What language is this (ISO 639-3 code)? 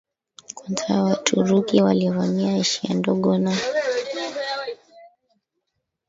swa